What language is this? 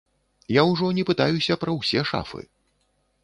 Belarusian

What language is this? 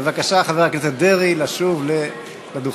Hebrew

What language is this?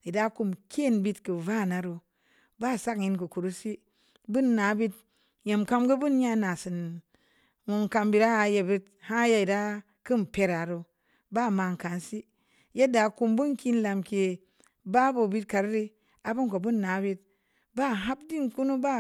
Samba Leko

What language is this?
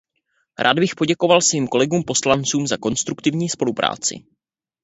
Czech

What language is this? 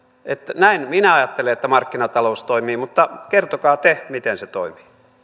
Finnish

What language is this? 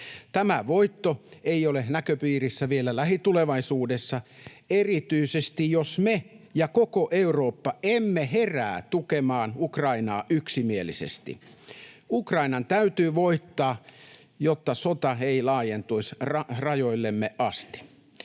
Finnish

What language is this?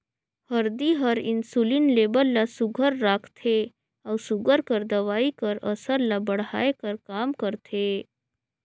Chhattisgarhi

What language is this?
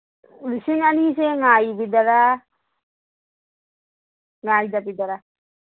Manipuri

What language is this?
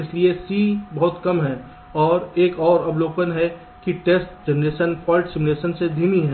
Hindi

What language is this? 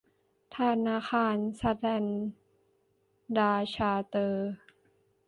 Thai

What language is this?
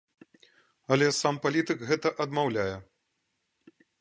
Belarusian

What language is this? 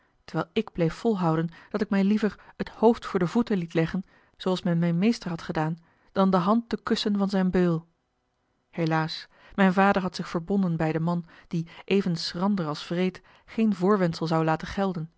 Dutch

